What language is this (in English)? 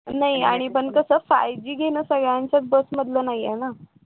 Marathi